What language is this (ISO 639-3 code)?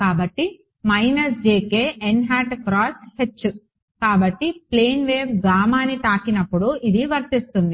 tel